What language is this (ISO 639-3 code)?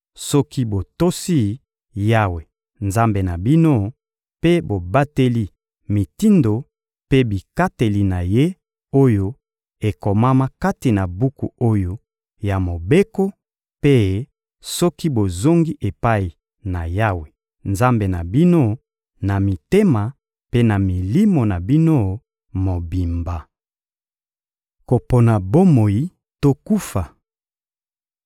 lin